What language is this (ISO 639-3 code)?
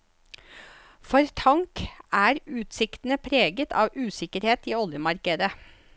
nor